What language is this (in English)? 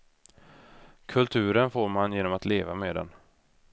Swedish